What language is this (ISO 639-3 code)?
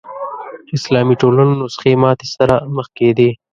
pus